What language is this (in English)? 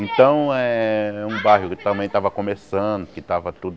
Portuguese